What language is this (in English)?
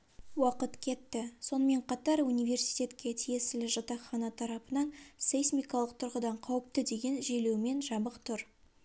Kazakh